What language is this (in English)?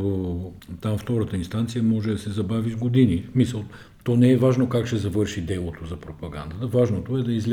Bulgarian